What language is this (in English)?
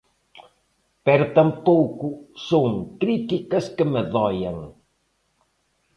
Galician